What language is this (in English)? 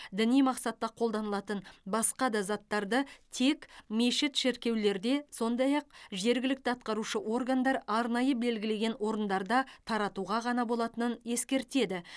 Kazakh